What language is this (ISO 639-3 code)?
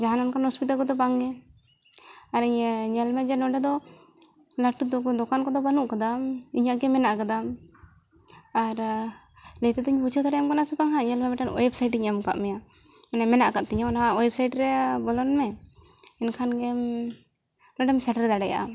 sat